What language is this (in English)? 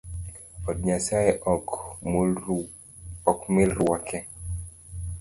Luo (Kenya and Tanzania)